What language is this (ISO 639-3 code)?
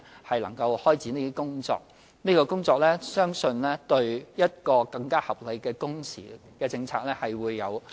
yue